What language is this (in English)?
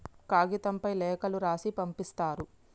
Telugu